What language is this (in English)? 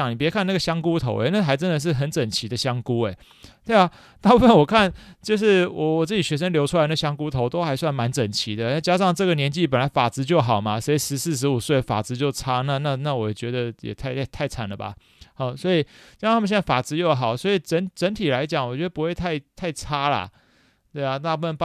Chinese